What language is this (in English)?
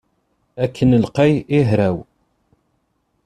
Kabyle